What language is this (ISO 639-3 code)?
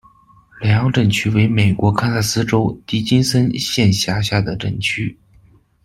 zho